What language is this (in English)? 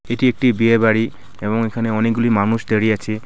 Bangla